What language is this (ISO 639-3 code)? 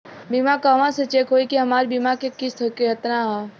bho